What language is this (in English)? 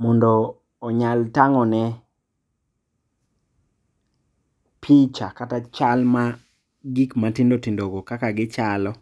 Luo (Kenya and Tanzania)